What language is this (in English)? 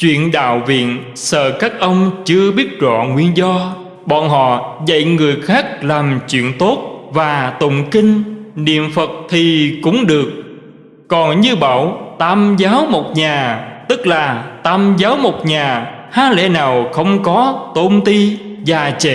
Vietnamese